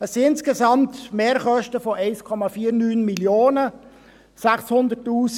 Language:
Swiss German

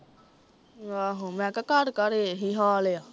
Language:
Punjabi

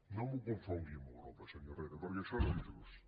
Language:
Catalan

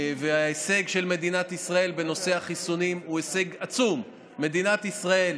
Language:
Hebrew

